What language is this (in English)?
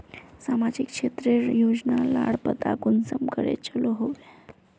Magahi